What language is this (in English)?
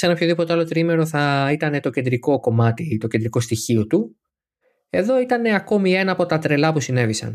Greek